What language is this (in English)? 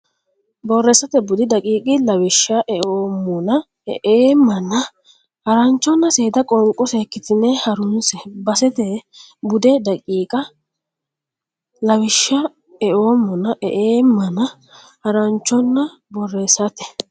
Sidamo